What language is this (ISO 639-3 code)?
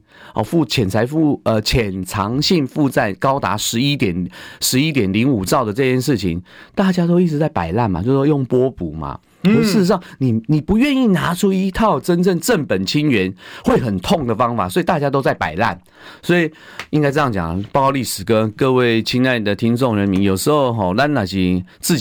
zho